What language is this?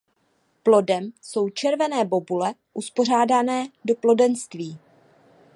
Czech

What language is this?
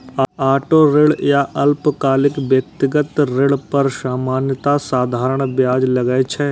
Maithili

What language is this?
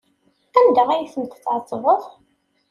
Kabyle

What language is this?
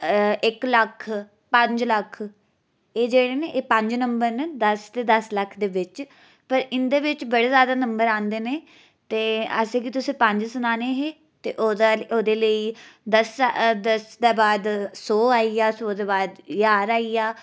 Dogri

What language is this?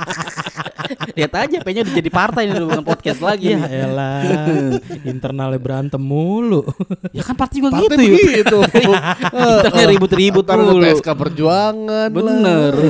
Indonesian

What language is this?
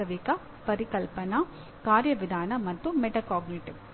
Kannada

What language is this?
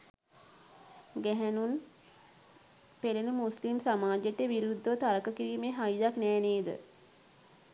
Sinhala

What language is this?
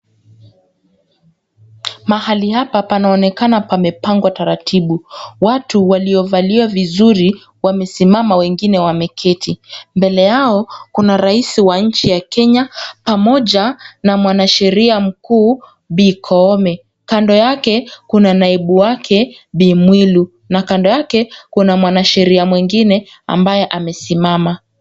Swahili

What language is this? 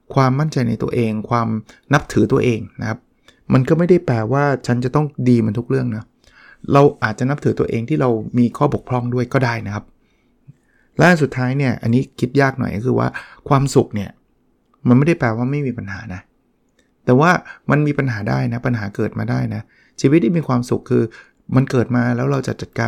Thai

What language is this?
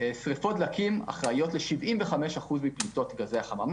Hebrew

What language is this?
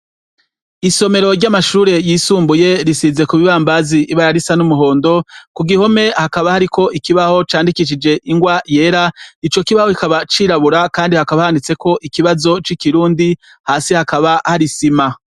Rundi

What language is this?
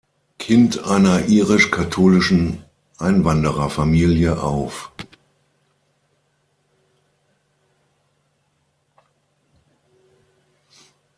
German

